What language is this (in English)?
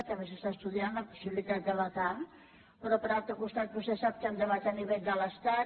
Catalan